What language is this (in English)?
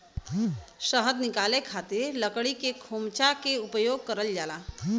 Bhojpuri